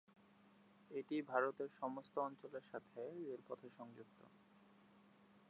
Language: Bangla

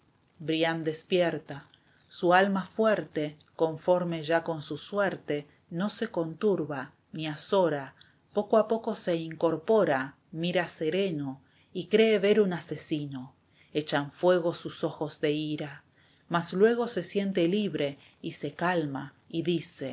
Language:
Spanish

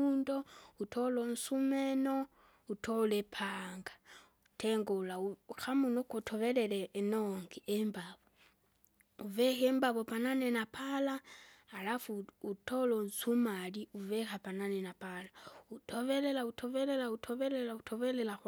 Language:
Kinga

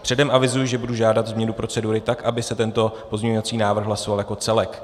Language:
Czech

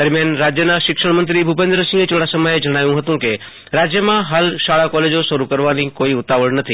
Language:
Gujarati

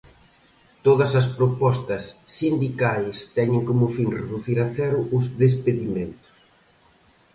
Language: Galician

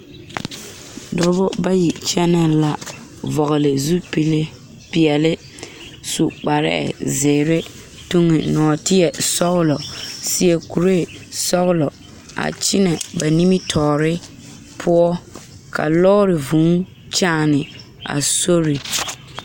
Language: Southern Dagaare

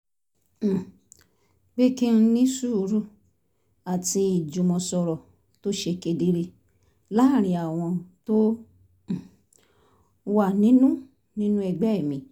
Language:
Yoruba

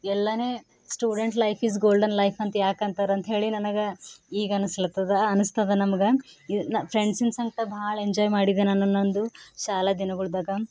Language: Kannada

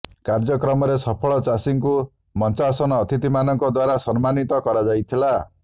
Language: Odia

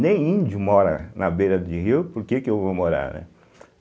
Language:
Portuguese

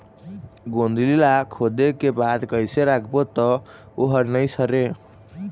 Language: Chhattisgarhi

